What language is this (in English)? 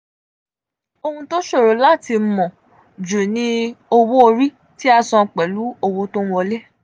Yoruba